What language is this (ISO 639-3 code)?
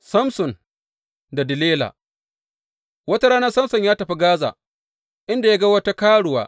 hau